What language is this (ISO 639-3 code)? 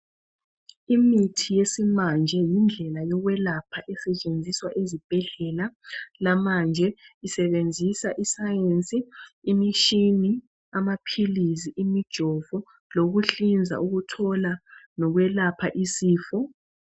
nde